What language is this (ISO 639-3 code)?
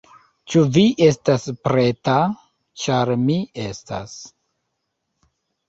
epo